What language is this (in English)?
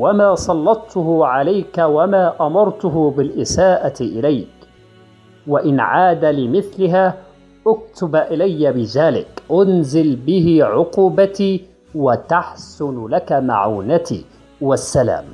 Arabic